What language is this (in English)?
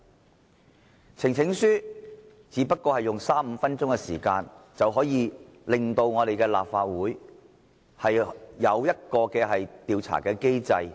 Cantonese